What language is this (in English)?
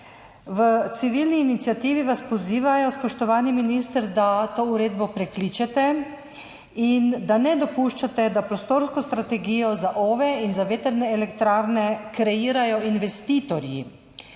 Slovenian